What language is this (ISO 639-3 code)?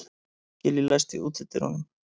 isl